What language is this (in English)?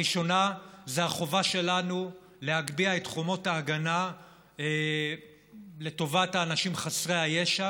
Hebrew